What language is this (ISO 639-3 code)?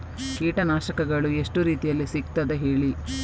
kan